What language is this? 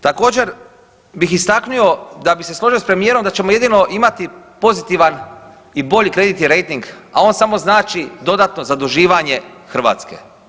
Croatian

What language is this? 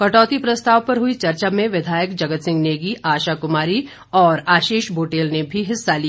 Hindi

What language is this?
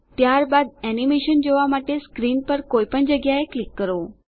Gujarati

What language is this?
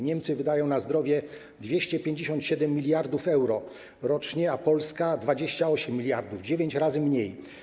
Polish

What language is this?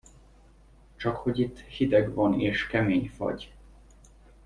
Hungarian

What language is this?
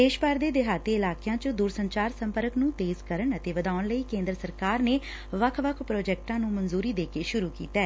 Punjabi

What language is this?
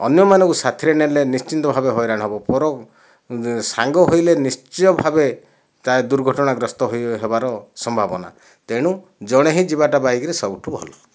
Odia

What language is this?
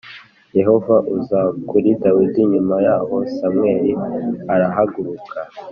Kinyarwanda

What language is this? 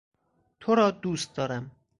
Persian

